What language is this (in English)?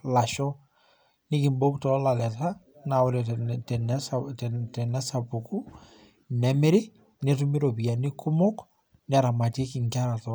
Masai